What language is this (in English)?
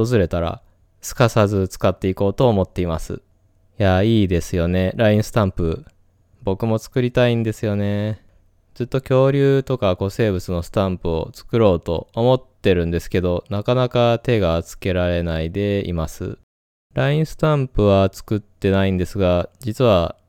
Japanese